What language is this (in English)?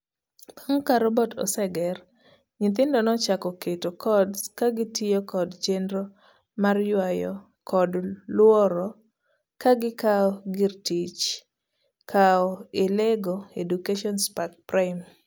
Luo (Kenya and Tanzania)